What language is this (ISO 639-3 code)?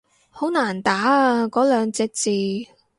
yue